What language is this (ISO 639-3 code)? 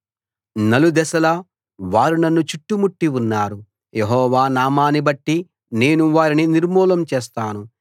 tel